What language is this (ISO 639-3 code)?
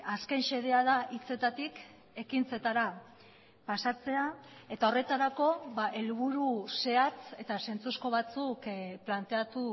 eus